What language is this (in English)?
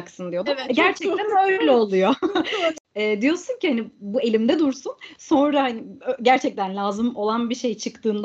Turkish